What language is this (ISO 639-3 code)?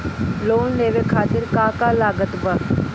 bho